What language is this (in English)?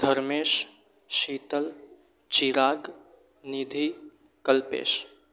Gujarati